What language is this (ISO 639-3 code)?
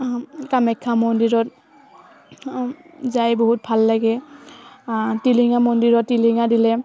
asm